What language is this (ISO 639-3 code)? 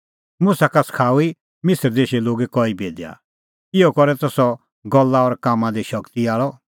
kfx